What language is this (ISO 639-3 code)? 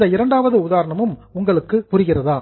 tam